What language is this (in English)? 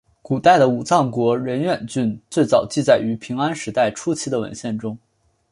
Chinese